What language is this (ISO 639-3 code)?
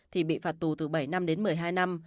vie